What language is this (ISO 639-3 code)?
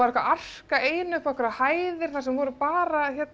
isl